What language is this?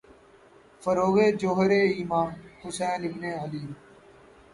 Urdu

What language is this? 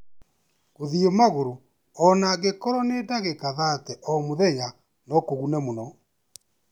Kikuyu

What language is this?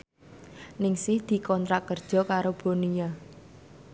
Javanese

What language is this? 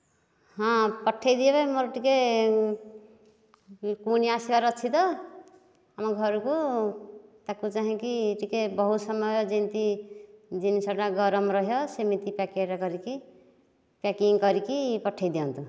Odia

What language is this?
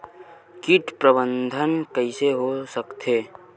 Chhattisgarhi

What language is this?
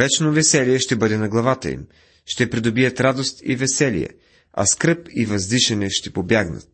Bulgarian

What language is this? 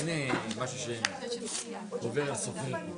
Hebrew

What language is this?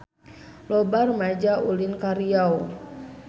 Sundanese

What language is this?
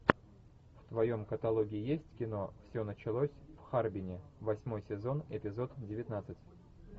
Russian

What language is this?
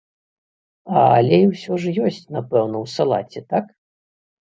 Belarusian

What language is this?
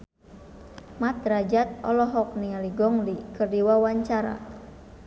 Sundanese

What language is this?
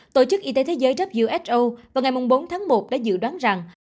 Vietnamese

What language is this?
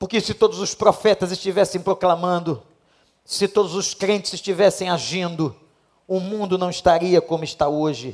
Portuguese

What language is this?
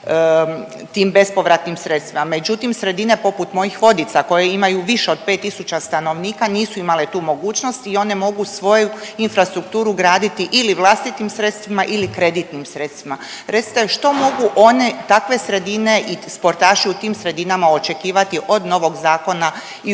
Croatian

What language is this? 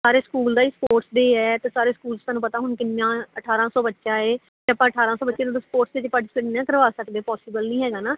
Punjabi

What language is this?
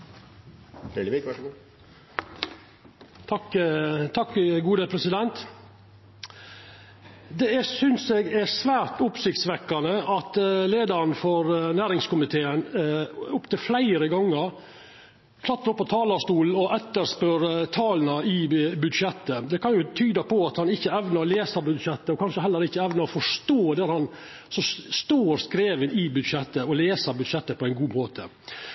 Norwegian Nynorsk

